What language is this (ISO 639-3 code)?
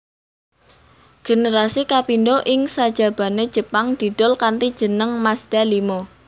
jav